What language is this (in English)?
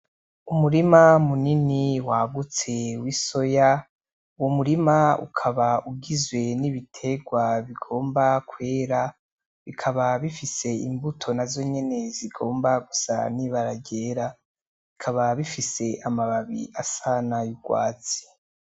Rundi